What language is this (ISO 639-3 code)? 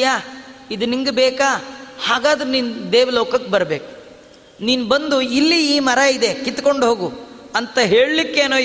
kan